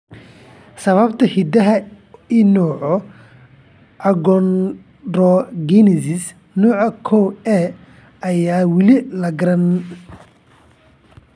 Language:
Somali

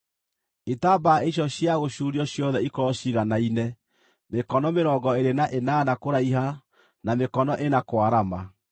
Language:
Kikuyu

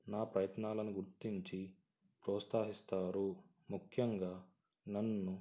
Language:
Telugu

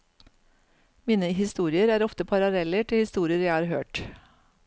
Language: Norwegian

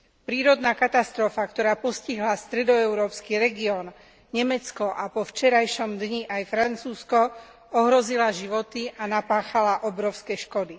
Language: Slovak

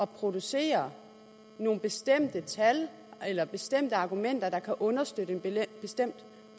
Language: Danish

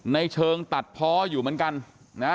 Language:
Thai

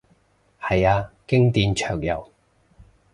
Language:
Cantonese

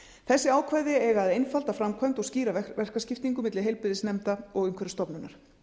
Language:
Icelandic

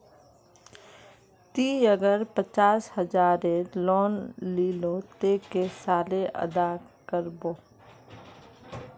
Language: Magahi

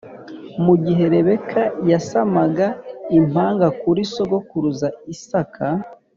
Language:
Kinyarwanda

